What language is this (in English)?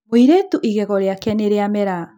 Kikuyu